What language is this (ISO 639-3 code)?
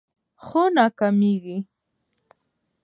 pus